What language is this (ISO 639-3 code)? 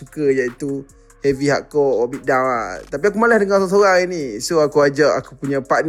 msa